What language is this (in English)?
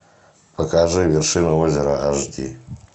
Russian